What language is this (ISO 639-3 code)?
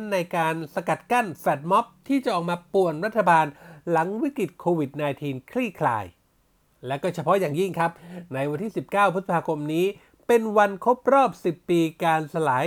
tha